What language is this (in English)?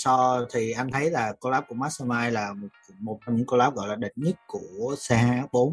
Vietnamese